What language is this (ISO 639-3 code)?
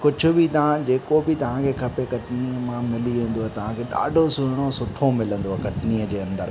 snd